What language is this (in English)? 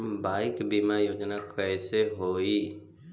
Bhojpuri